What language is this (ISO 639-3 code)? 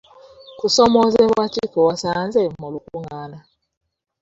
lug